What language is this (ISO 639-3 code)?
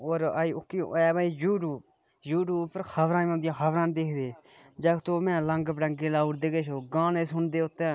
doi